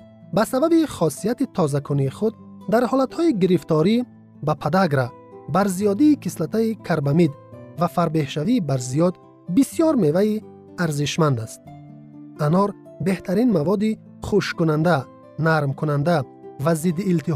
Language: Persian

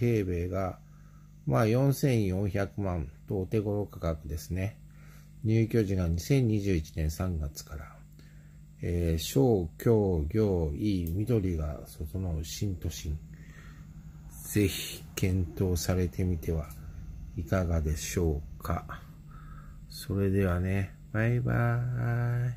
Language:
Japanese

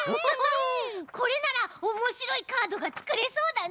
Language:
Japanese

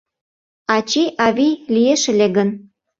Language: Mari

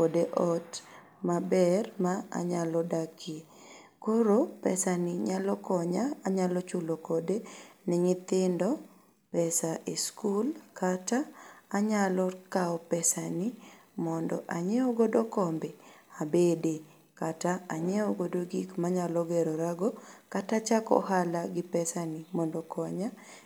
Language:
Luo (Kenya and Tanzania)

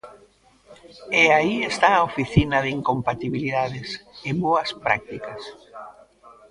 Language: Galician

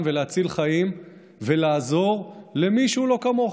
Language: Hebrew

